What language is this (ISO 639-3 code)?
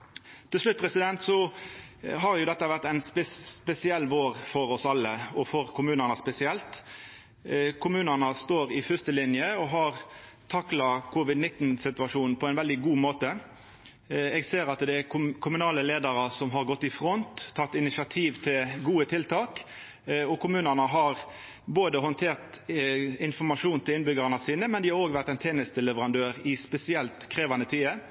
nno